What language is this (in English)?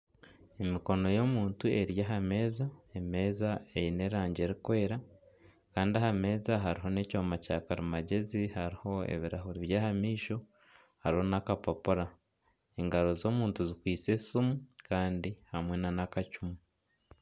Nyankole